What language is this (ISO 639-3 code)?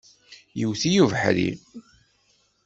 kab